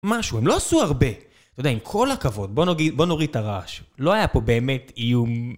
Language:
Hebrew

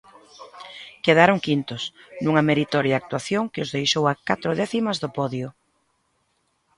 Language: Galician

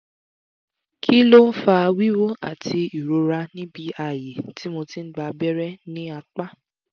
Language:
Yoruba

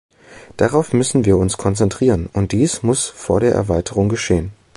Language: German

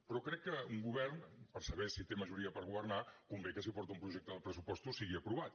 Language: Catalan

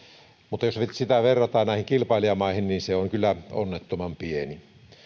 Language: Finnish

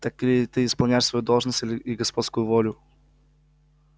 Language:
Russian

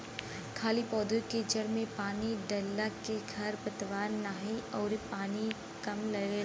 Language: Bhojpuri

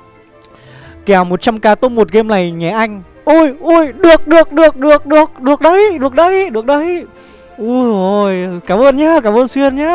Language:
Vietnamese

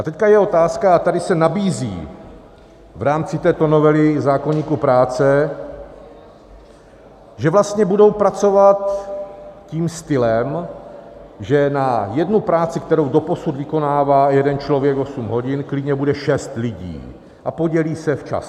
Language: Czech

